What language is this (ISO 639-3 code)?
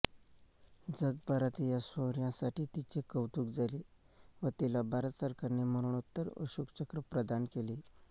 mar